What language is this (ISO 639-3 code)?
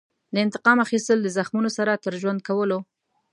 pus